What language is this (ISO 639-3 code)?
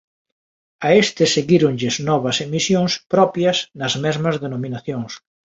glg